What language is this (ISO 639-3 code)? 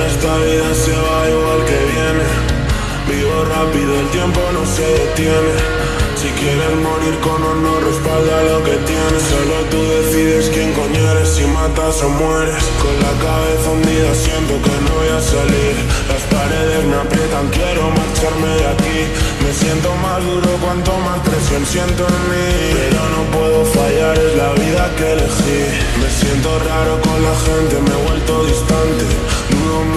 ron